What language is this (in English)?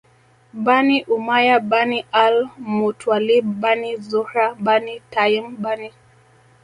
Swahili